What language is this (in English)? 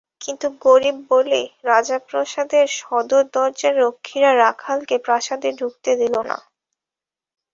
Bangla